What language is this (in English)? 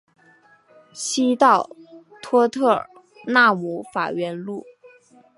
Chinese